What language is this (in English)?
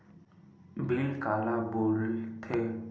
Chhattisgarhi